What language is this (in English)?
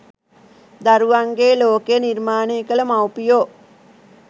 Sinhala